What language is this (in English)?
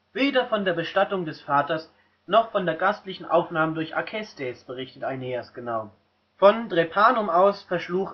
German